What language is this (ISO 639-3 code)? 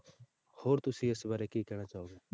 pan